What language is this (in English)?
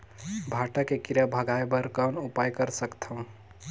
Chhattisgarhi